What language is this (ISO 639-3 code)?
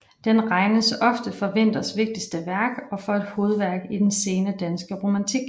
dan